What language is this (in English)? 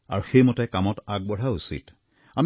Assamese